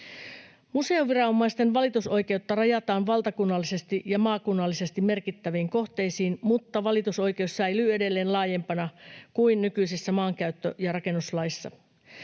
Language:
Finnish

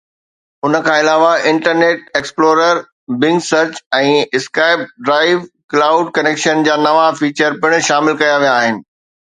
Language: Sindhi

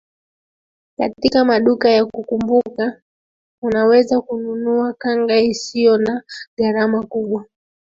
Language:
Swahili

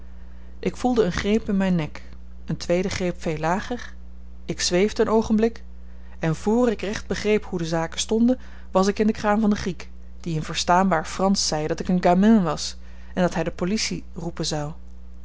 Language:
Dutch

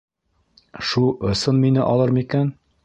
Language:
Bashkir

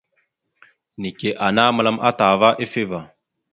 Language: Mada (Cameroon)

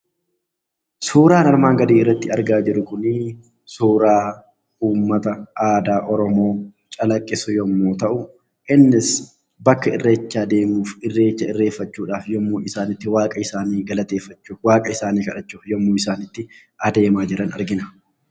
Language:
Oromo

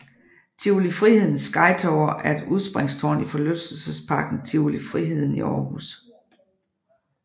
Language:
Danish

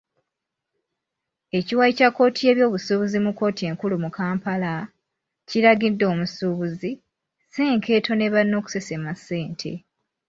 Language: Ganda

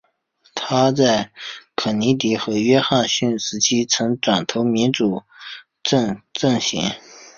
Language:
Chinese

